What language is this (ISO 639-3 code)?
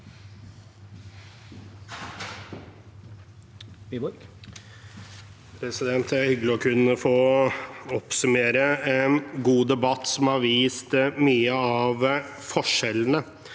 nor